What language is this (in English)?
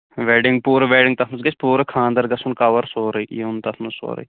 Kashmiri